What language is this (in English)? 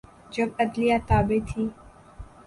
Urdu